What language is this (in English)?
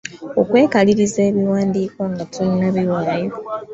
Ganda